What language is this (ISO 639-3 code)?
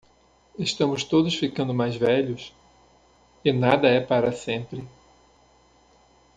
por